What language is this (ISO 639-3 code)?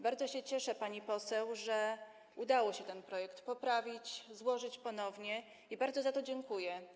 pol